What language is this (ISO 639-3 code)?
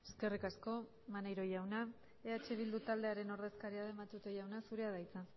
eus